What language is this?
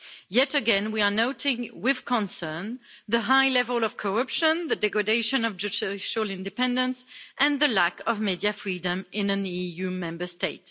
English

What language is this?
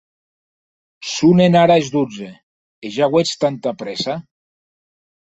Occitan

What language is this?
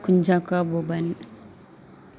Malayalam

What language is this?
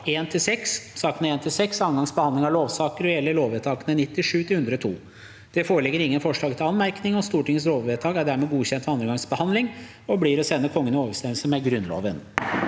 Norwegian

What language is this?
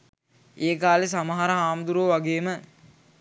Sinhala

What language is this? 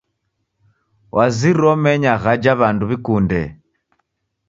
Taita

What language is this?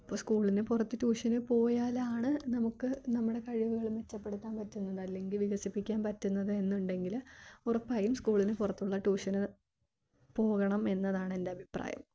Malayalam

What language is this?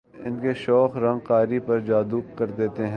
Urdu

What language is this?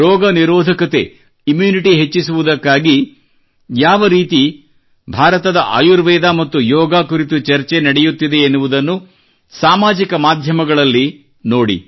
Kannada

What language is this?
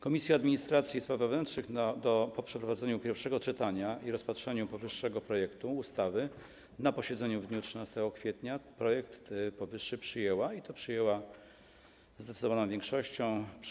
Polish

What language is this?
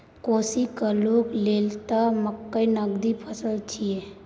Maithili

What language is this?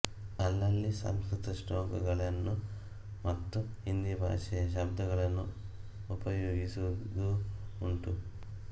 Kannada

